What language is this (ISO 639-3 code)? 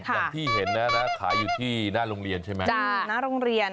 tha